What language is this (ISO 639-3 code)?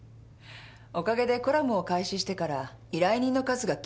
jpn